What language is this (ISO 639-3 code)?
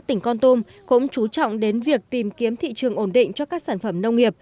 vie